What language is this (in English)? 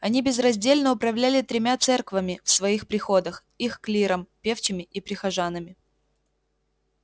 Russian